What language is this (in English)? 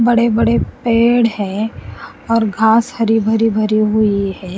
Hindi